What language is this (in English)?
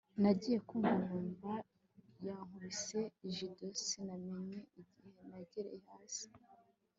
Kinyarwanda